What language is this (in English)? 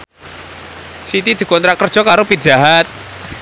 Javanese